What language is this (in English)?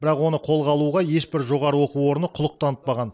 Kazakh